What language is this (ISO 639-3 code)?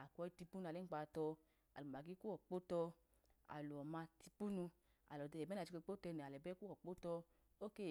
idu